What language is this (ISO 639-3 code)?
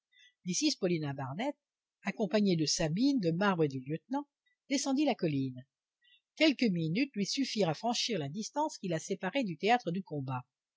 fra